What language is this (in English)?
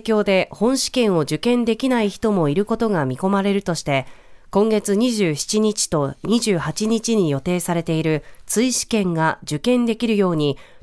Japanese